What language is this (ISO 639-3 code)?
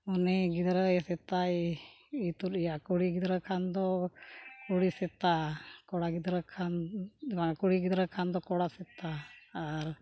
sat